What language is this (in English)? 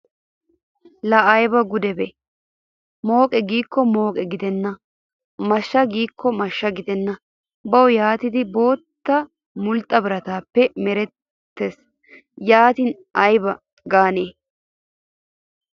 Wolaytta